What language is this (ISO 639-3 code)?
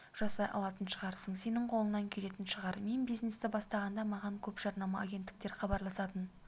kaz